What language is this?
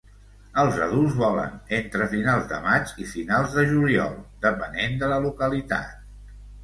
Catalan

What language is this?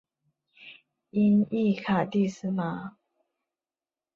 Chinese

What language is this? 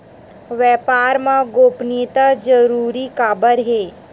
Chhattisgarhi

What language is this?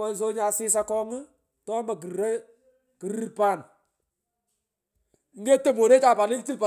Pökoot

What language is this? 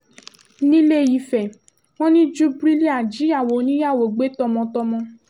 Yoruba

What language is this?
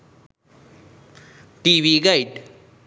Sinhala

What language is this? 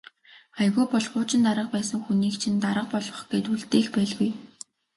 Mongolian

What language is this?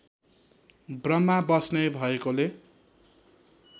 Nepali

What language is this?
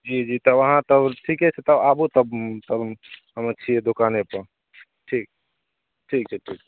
Maithili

